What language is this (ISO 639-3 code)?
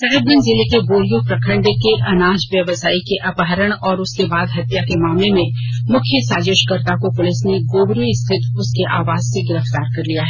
hin